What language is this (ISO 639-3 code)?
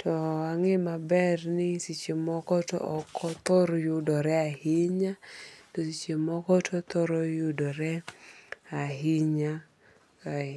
luo